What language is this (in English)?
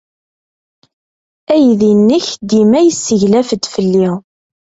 Kabyle